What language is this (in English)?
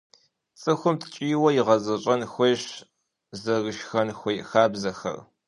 Kabardian